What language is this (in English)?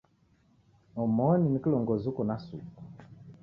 Taita